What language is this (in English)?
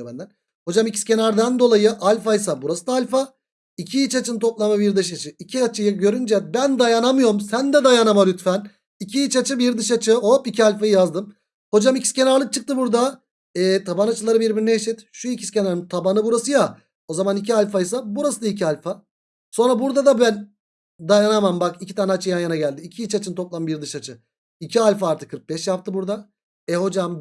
Turkish